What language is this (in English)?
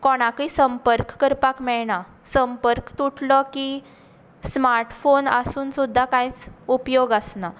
Konkani